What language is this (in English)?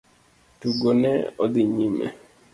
Luo (Kenya and Tanzania)